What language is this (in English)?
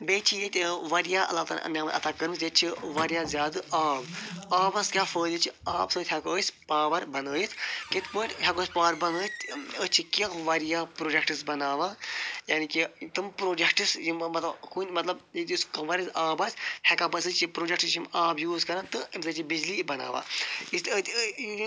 Kashmiri